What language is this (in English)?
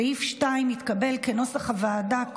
Hebrew